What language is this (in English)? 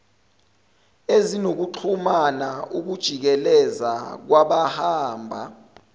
Zulu